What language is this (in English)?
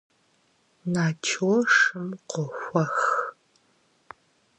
Kabardian